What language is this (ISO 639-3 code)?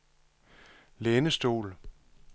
dan